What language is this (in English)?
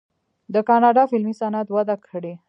Pashto